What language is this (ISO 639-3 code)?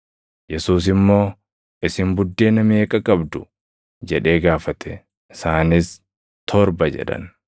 orm